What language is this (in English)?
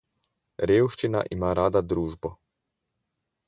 Slovenian